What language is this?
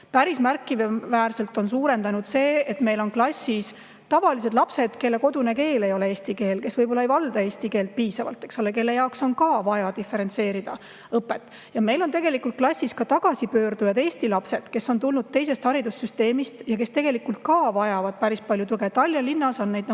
Estonian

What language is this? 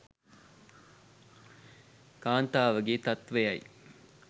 Sinhala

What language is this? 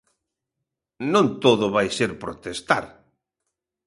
Galician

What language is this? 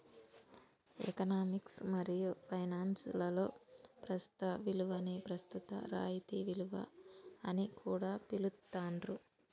Telugu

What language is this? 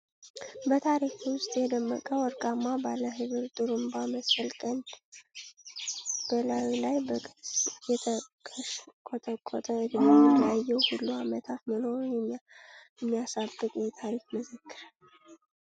Amharic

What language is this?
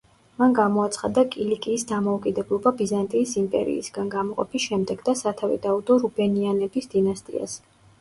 Georgian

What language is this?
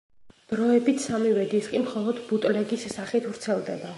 Georgian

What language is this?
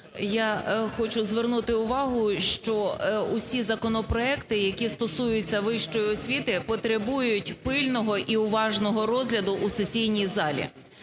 Ukrainian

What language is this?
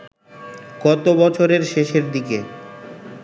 Bangla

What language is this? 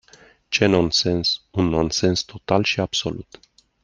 Romanian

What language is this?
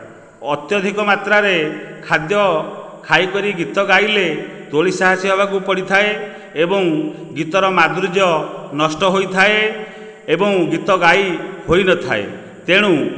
Odia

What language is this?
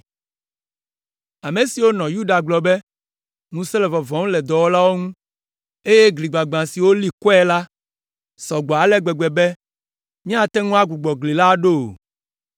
Ewe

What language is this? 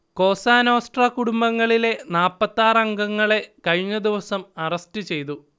Malayalam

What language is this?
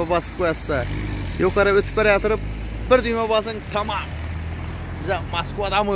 Turkish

